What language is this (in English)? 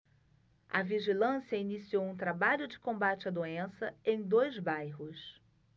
Portuguese